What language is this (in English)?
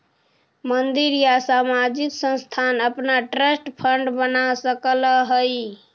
Magahi